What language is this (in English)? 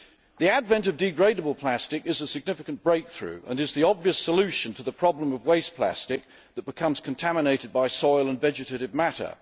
English